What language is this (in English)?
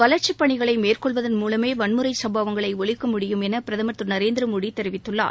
Tamil